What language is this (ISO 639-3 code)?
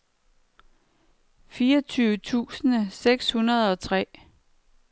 dan